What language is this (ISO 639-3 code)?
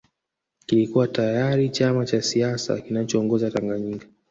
swa